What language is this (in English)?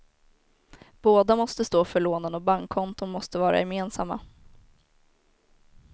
Swedish